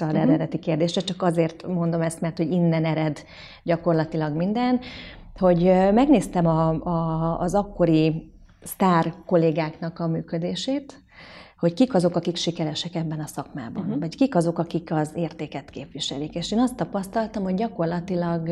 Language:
Hungarian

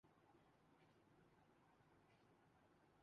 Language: Urdu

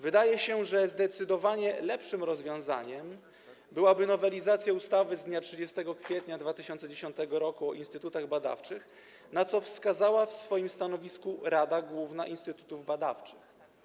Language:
Polish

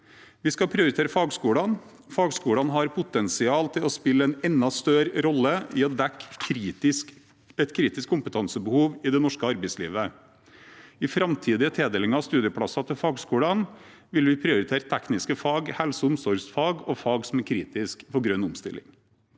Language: Norwegian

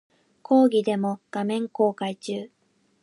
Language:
Japanese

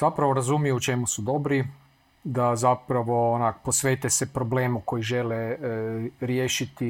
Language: Croatian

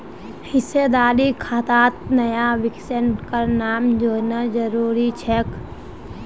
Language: Magahi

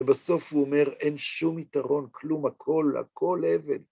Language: Hebrew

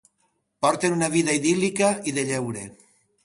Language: Catalan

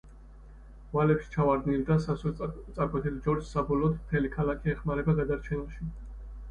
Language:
Georgian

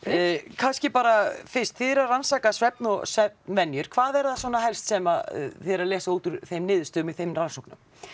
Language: Icelandic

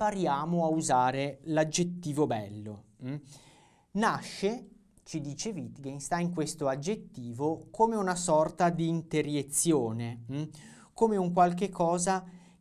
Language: Italian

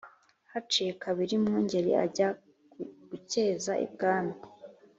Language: Kinyarwanda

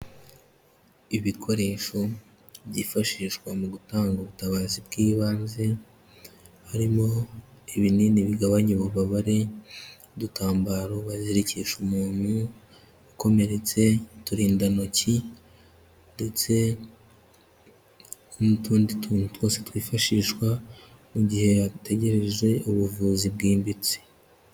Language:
Kinyarwanda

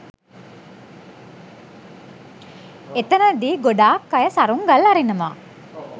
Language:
Sinhala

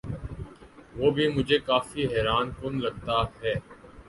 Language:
Urdu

